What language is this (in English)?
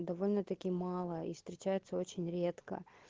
Russian